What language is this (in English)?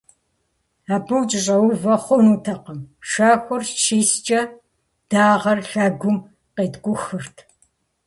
Kabardian